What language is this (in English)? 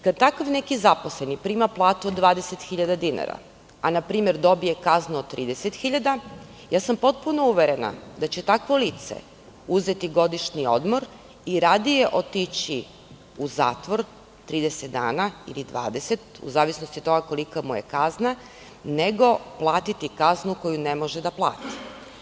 Serbian